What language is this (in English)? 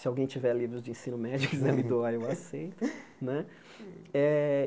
Portuguese